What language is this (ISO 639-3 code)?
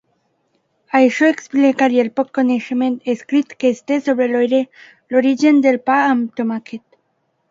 cat